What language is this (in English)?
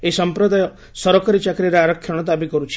Odia